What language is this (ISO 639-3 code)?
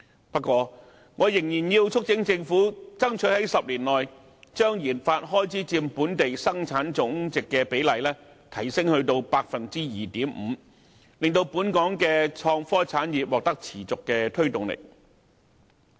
yue